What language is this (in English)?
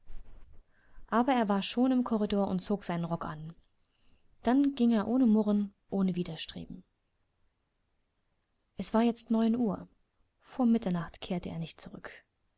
German